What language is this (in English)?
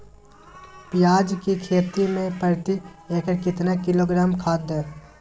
Magahi